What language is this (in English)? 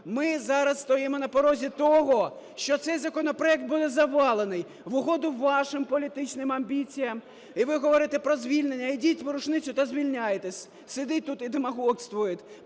Ukrainian